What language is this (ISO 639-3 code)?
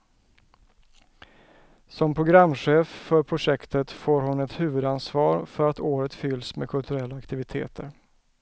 swe